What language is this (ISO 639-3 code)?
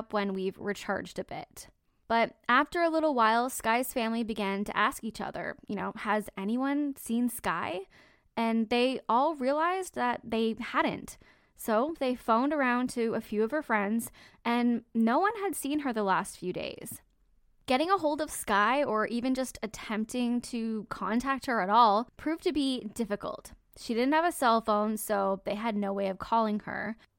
eng